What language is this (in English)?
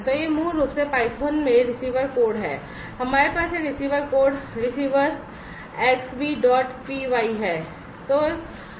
Hindi